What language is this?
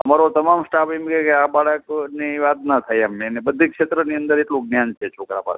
Gujarati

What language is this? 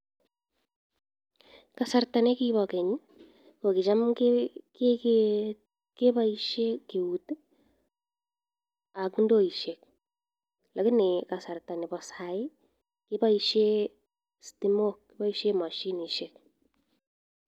Kalenjin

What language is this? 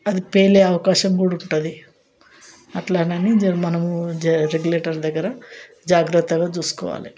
Telugu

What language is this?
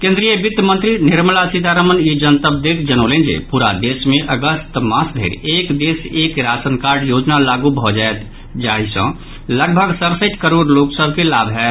Maithili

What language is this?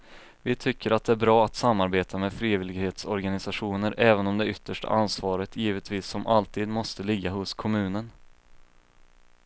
Swedish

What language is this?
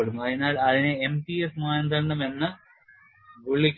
Malayalam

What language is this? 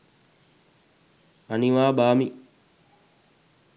Sinhala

